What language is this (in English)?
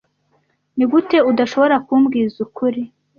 Kinyarwanda